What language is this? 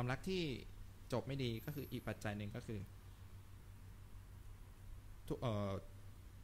Thai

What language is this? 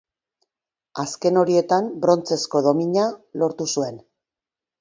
Basque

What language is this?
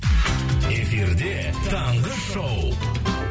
Kazakh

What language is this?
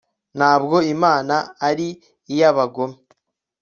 Kinyarwanda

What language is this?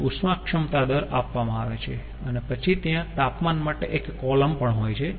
Gujarati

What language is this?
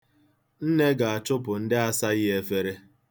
Igbo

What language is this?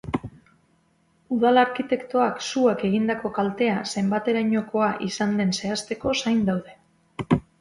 Basque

